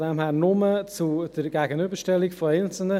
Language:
Swiss German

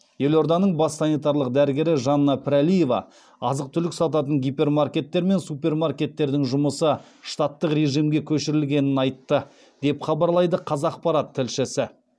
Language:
Kazakh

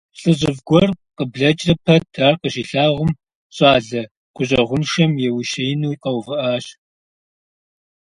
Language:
Kabardian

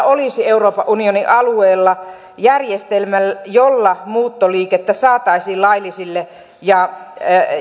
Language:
Finnish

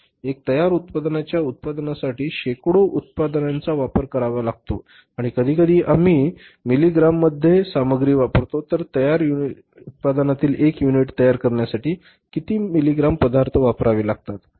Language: Marathi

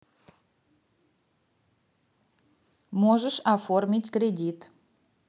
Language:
Russian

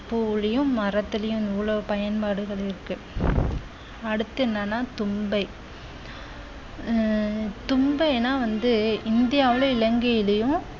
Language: Tamil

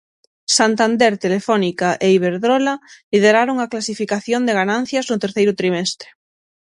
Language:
Galician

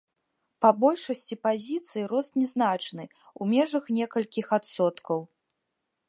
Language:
Belarusian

